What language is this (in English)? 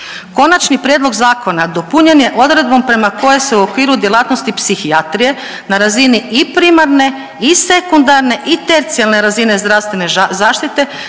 Croatian